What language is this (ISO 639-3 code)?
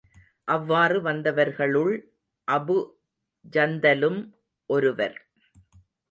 tam